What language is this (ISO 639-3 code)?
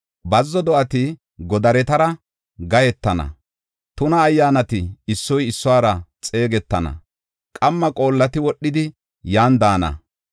gof